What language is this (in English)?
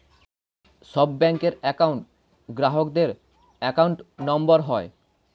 Bangla